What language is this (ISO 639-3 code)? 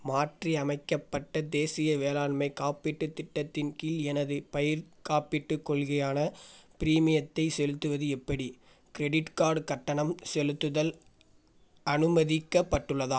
tam